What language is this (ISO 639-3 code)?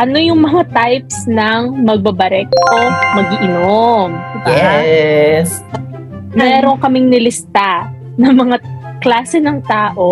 fil